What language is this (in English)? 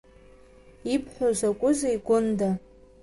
Abkhazian